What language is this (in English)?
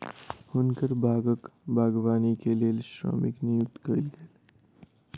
Maithili